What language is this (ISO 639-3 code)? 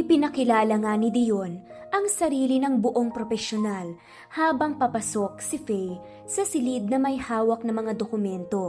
fil